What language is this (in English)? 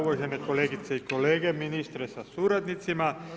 Croatian